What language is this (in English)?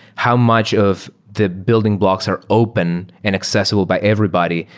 English